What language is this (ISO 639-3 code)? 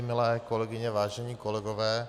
ces